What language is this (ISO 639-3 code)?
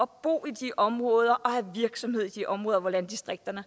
dan